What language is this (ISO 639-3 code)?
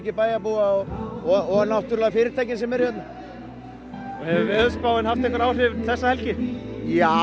isl